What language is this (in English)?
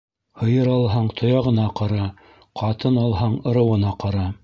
Bashkir